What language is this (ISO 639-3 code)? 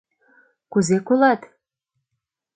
chm